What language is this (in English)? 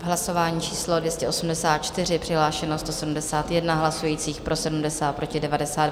Czech